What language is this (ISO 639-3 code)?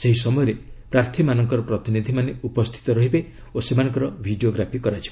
ori